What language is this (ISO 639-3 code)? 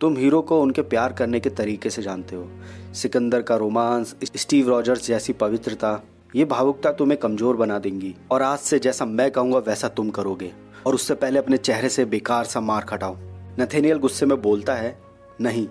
hin